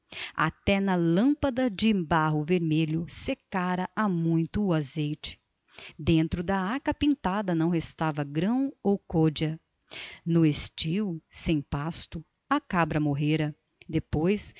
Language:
Portuguese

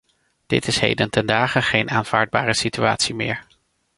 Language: Dutch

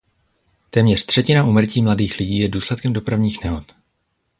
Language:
Czech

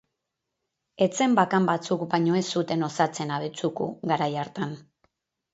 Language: Basque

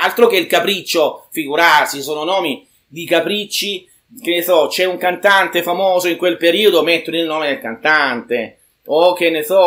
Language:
Italian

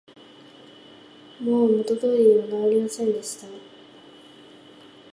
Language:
Japanese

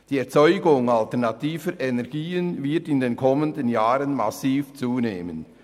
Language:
Swiss German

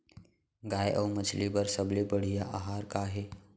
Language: Chhattisgarhi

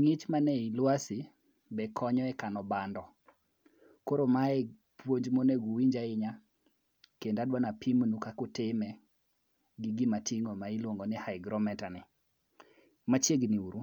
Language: Luo (Kenya and Tanzania)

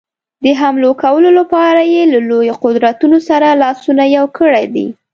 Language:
Pashto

